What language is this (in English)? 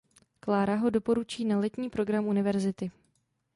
Czech